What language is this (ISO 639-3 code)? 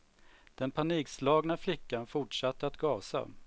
swe